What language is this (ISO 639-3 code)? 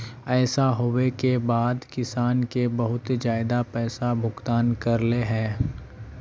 mag